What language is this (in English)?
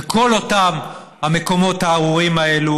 Hebrew